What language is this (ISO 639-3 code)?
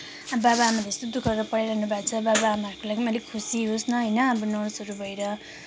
nep